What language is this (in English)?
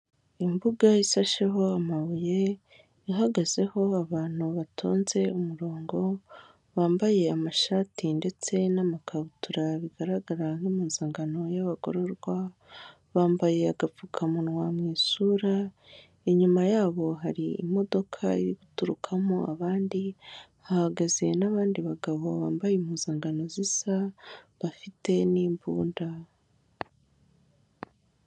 Kinyarwanda